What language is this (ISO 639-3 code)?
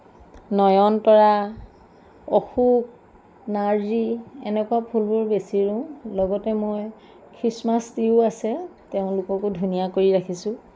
asm